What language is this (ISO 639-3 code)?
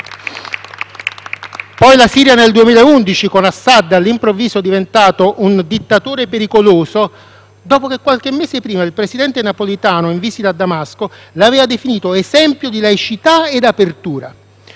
ita